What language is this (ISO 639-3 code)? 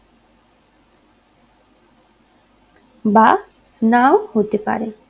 ben